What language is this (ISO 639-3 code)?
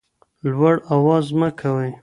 pus